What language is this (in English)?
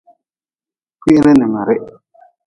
Nawdm